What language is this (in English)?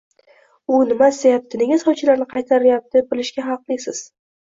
Uzbek